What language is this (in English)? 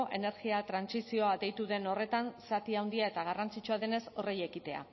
Basque